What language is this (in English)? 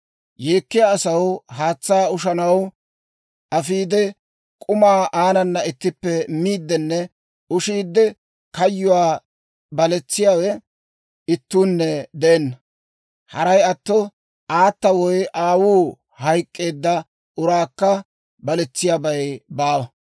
Dawro